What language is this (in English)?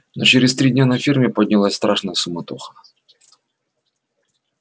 Russian